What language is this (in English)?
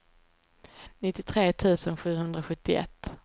Swedish